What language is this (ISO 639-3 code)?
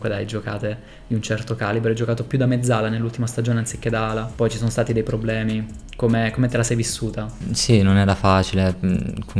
ita